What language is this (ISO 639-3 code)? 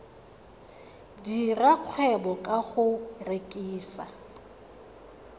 tsn